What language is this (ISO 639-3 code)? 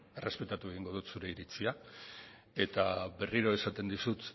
eus